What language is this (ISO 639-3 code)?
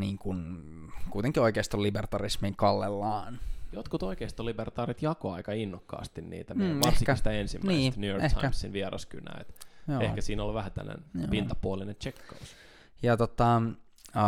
fin